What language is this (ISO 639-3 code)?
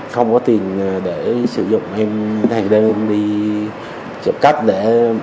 vie